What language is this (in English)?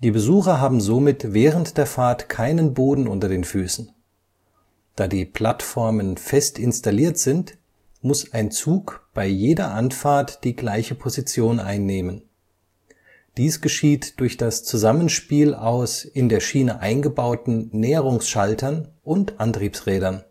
German